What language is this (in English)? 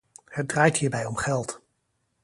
Dutch